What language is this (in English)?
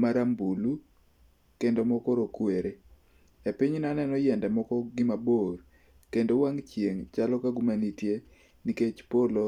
Luo (Kenya and Tanzania)